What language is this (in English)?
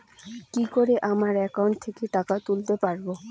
Bangla